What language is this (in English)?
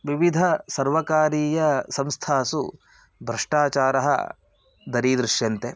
Sanskrit